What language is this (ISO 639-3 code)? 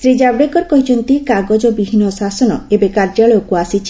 ori